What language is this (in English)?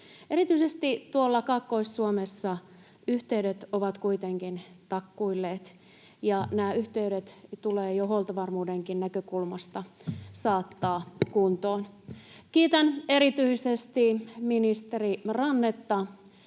Finnish